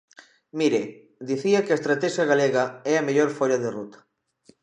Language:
Galician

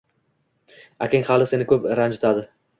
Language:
Uzbek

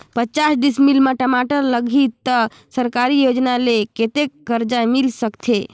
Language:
Chhattisgarhi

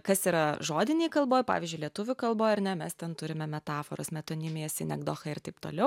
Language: Lithuanian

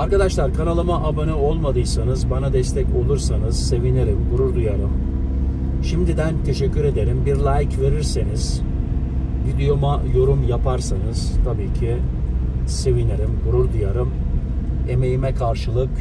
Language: Turkish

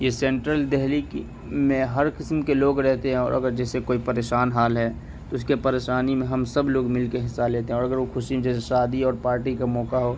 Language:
Urdu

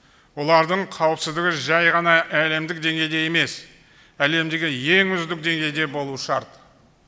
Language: Kazakh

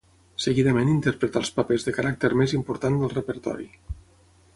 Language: Catalan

